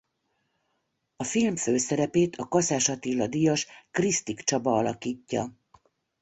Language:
Hungarian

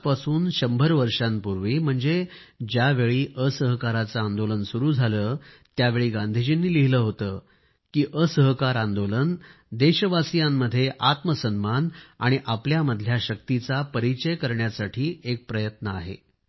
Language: Marathi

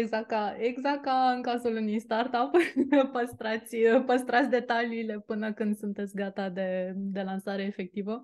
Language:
Romanian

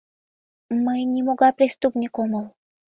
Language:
Mari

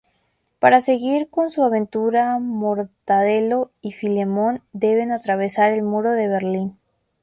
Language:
Spanish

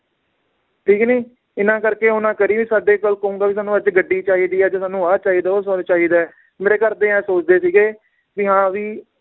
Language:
Punjabi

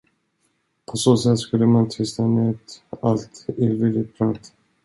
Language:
Swedish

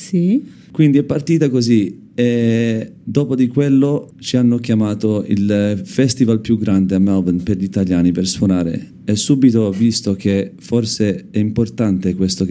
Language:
Italian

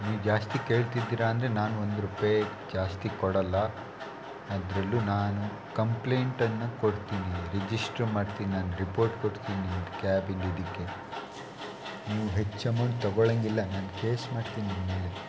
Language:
Kannada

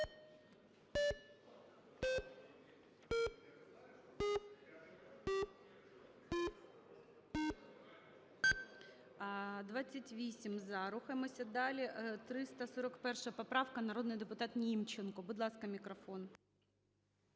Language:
Ukrainian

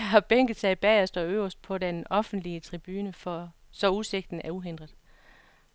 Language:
Danish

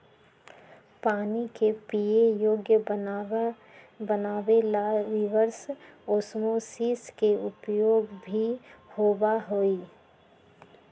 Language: Magahi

